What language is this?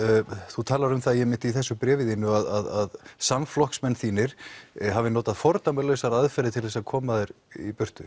Icelandic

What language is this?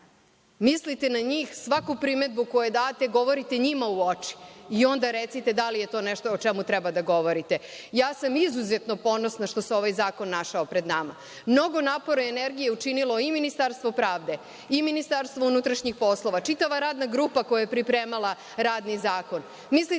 Serbian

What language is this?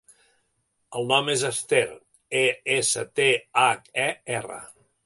Catalan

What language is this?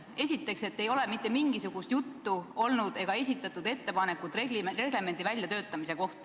Estonian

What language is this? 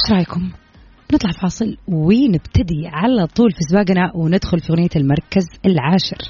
Arabic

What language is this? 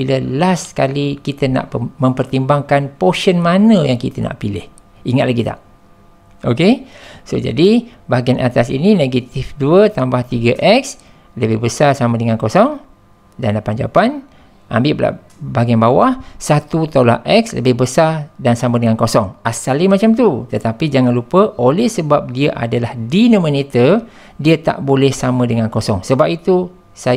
Malay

